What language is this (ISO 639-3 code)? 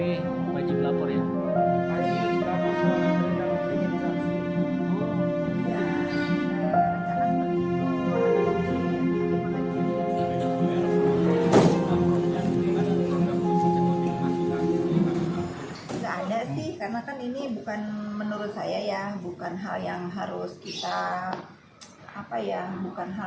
ind